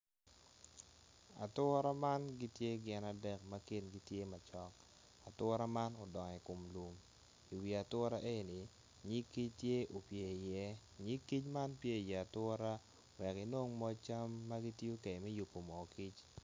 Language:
Acoli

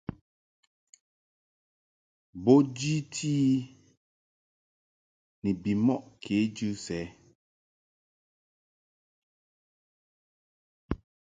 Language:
Mungaka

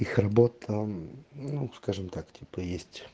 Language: Russian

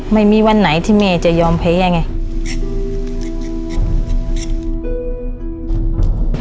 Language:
Thai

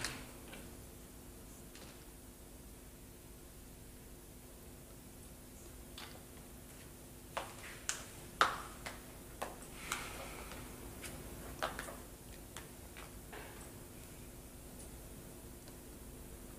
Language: Hindi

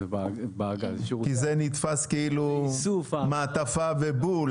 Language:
Hebrew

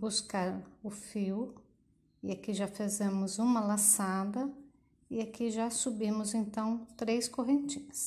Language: Portuguese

